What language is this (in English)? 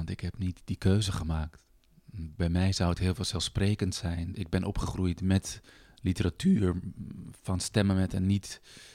Dutch